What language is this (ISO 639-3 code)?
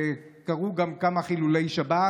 heb